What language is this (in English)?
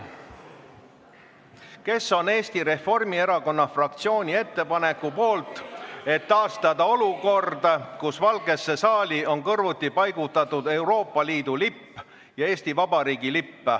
Estonian